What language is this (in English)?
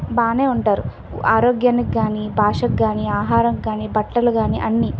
Telugu